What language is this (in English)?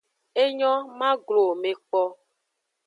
Aja (Benin)